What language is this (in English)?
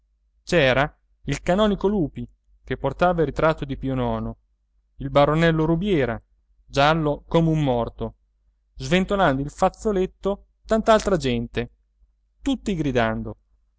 Italian